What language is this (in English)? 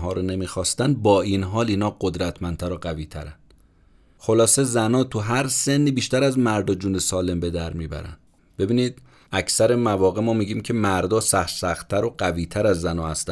Persian